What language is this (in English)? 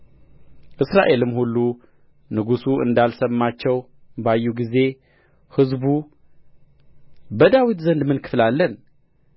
Amharic